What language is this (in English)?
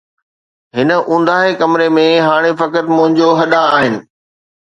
Sindhi